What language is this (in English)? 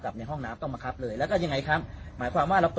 Thai